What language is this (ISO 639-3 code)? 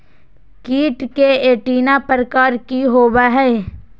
mag